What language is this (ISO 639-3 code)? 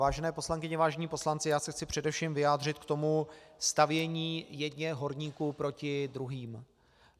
ces